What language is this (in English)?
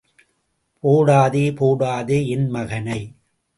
Tamil